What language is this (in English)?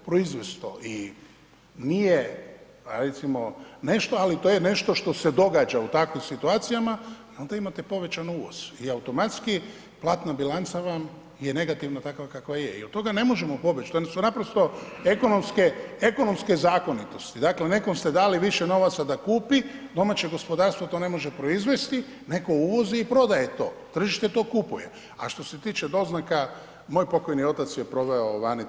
Croatian